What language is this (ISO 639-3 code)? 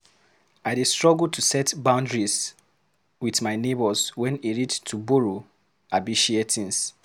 pcm